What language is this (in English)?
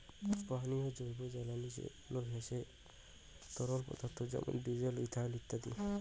Bangla